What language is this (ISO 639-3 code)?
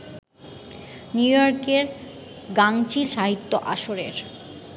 ben